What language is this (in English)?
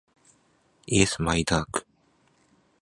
Japanese